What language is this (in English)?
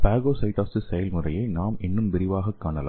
Tamil